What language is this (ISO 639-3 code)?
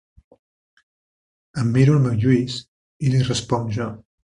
cat